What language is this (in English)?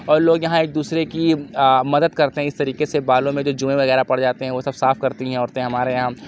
Urdu